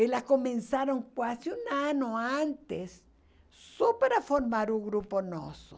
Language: Portuguese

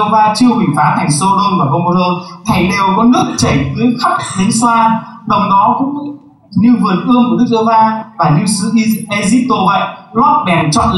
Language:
Vietnamese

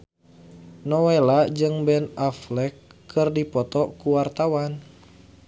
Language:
Sundanese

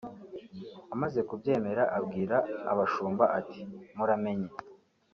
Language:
Kinyarwanda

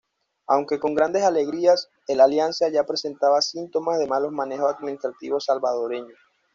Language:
Spanish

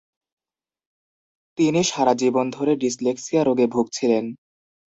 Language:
Bangla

